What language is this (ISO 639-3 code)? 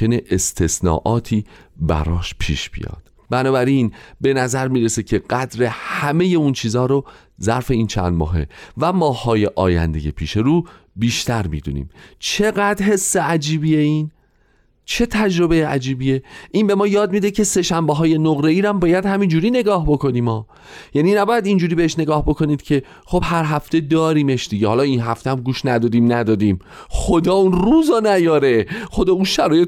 fas